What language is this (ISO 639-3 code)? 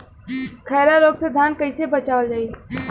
bho